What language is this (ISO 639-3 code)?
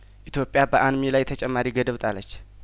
amh